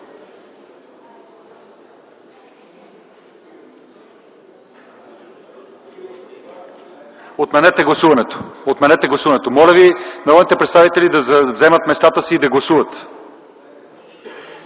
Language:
Bulgarian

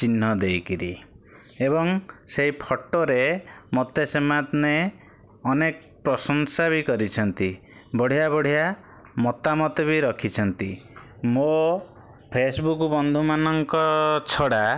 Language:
Odia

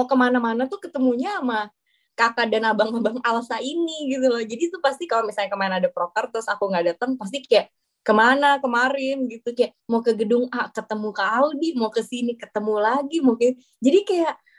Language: Indonesian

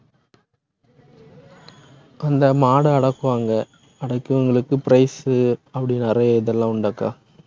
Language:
Tamil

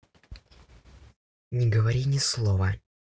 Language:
Russian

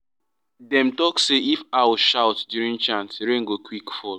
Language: Nigerian Pidgin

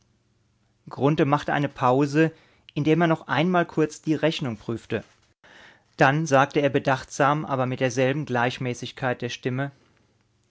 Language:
German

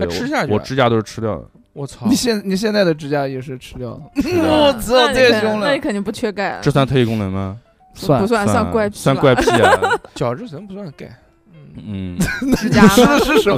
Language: Chinese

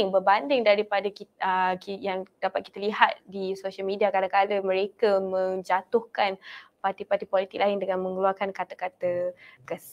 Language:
Malay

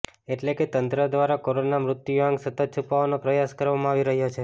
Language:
Gujarati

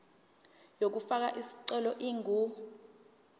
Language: Zulu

